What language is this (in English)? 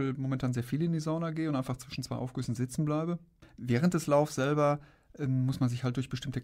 German